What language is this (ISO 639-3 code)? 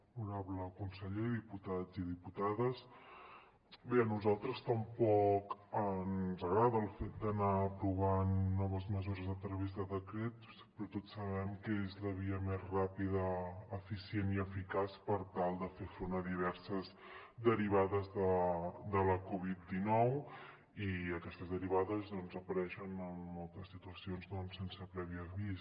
cat